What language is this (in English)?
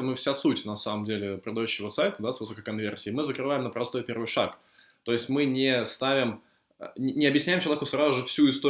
Russian